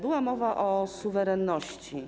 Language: Polish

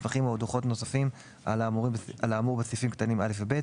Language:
Hebrew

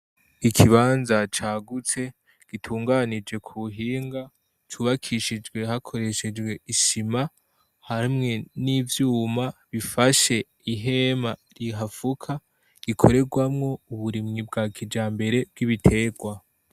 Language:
Rundi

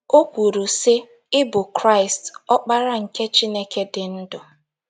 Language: Igbo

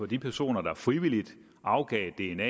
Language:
Danish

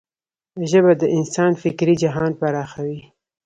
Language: Pashto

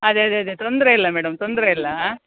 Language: Kannada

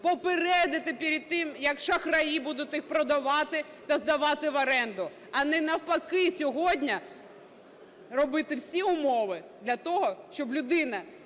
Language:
Ukrainian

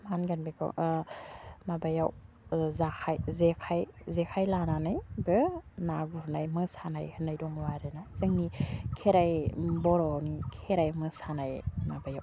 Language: Bodo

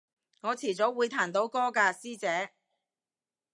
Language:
Cantonese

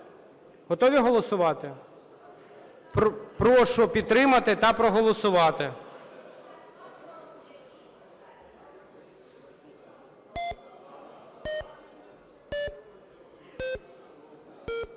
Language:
Ukrainian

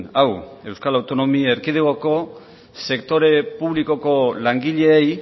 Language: Basque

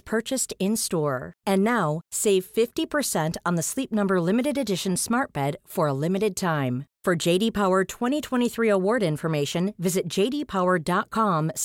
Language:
Swedish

